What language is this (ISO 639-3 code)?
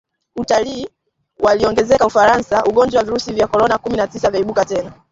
swa